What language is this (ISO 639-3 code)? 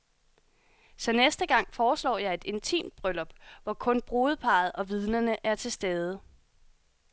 dan